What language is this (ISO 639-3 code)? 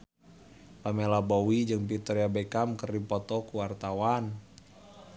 sun